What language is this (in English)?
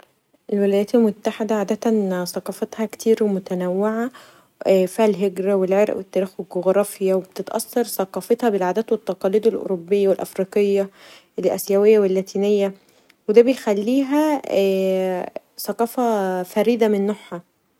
Egyptian Arabic